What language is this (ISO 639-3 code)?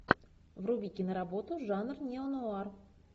rus